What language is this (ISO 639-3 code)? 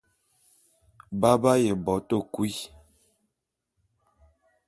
bum